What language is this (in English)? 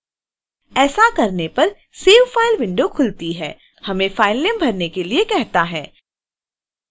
Hindi